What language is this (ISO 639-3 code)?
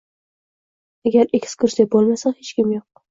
uzb